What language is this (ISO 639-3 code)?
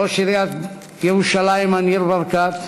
heb